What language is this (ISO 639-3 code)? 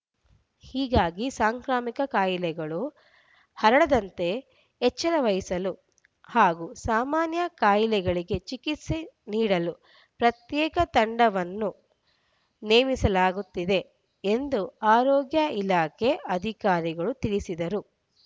kan